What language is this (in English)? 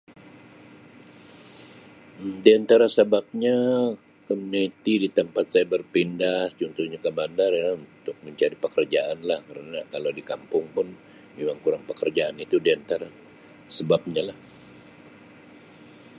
Sabah Malay